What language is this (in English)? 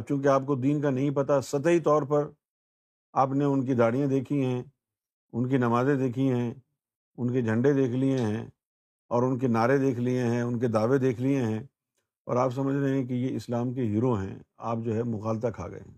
Urdu